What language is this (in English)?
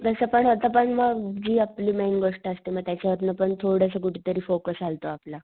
Marathi